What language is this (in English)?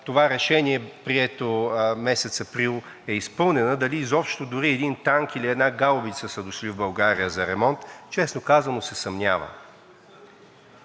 Bulgarian